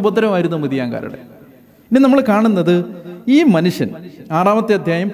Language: Malayalam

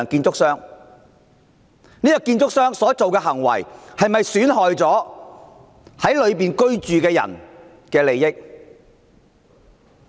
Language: Cantonese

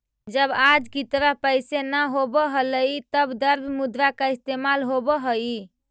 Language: Magahi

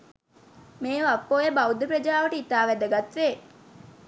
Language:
Sinhala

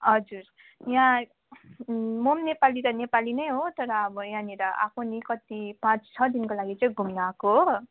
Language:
Nepali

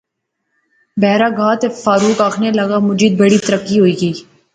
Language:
Pahari-Potwari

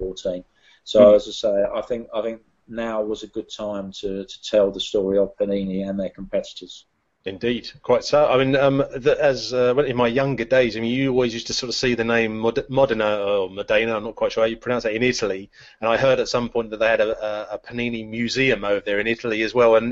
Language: English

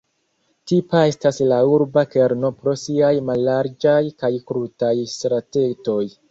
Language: Esperanto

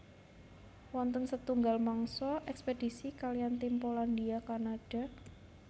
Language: Javanese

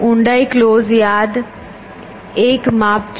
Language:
Gujarati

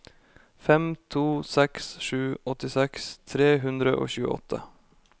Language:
Norwegian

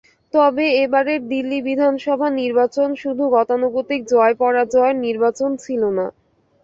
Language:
Bangla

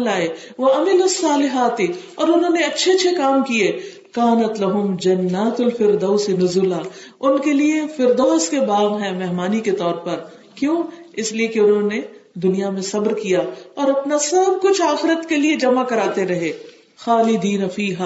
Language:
Urdu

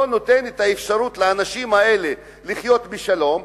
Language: Hebrew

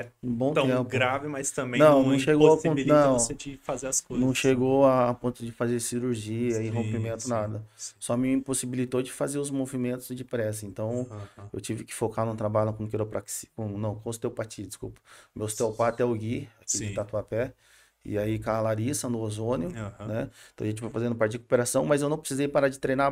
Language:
Portuguese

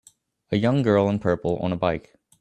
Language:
English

